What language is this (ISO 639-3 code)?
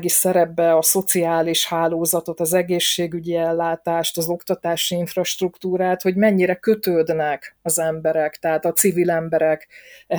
hun